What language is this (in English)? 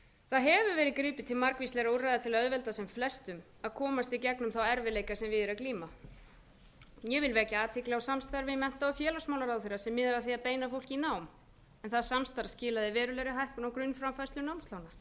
Icelandic